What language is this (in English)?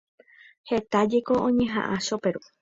Guarani